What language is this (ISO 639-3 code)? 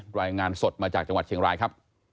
tha